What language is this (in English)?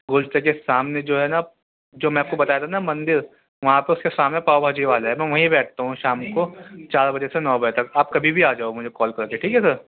Urdu